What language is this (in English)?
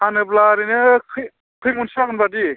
Bodo